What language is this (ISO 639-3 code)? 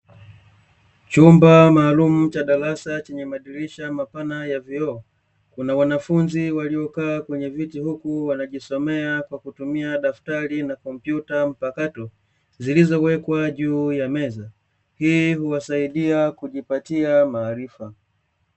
swa